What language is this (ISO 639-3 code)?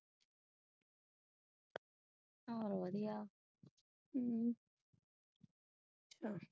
pan